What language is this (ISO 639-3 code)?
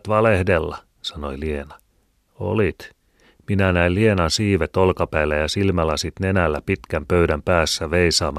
fin